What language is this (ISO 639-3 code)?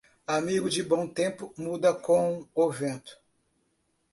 por